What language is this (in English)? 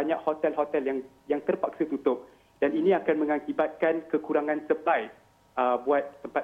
Malay